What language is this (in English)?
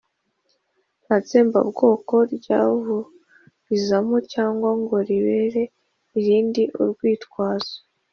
Kinyarwanda